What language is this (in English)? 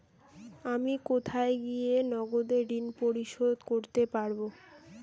Bangla